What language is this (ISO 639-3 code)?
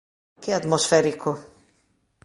glg